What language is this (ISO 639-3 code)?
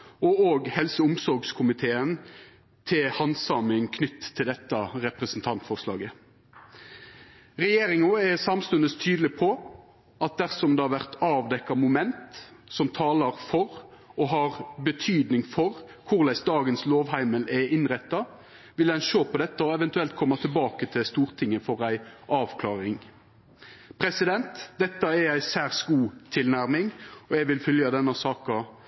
nno